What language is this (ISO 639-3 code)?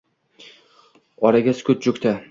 uzb